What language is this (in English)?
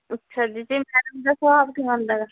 Punjabi